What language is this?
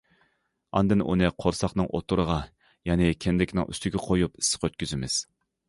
Uyghur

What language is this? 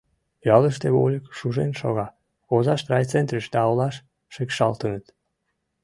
Mari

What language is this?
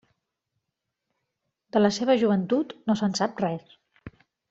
Catalan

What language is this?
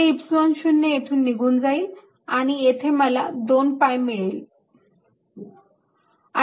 Marathi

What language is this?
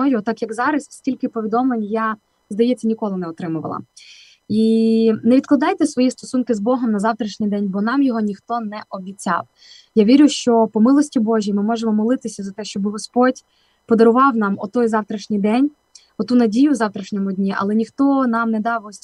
Ukrainian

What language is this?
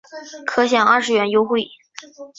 Chinese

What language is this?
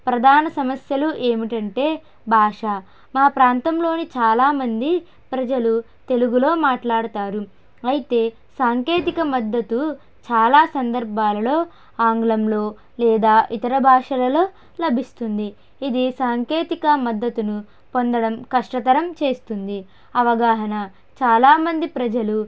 Telugu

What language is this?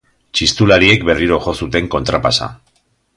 Basque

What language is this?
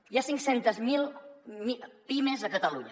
Catalan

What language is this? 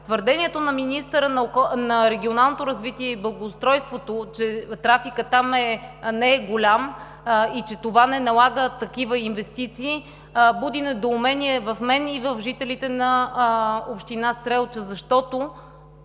Bulgarian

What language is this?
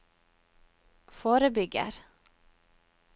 Norwegian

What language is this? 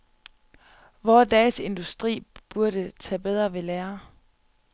Danish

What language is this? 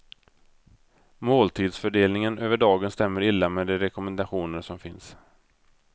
Swedish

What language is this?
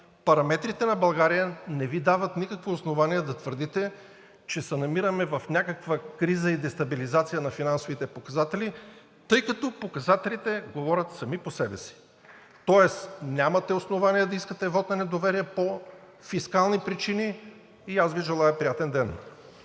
Bulgarian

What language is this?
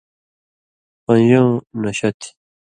Indus Kohistani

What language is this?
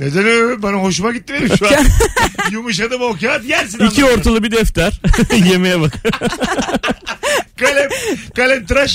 Turkish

